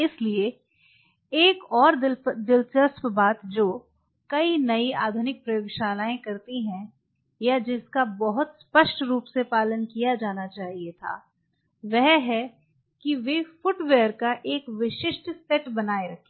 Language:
Hindi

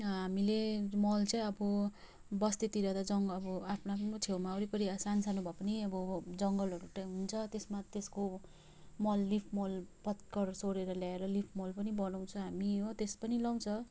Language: Nepali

